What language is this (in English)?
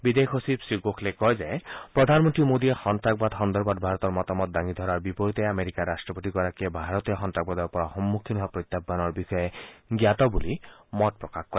Assamese